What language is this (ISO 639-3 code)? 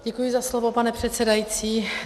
ces